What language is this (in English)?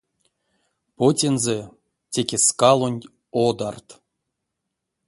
Erzya